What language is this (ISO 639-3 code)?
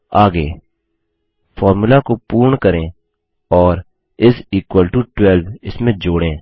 hin